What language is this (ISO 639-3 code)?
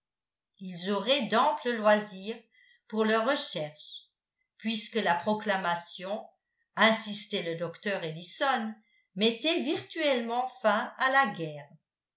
fra